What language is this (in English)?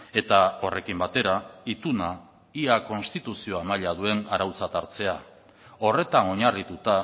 Basque